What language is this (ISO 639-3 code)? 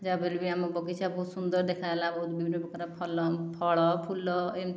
ori